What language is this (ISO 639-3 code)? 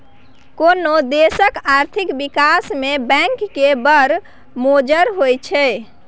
mai